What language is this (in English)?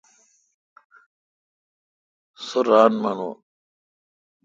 Kalkoti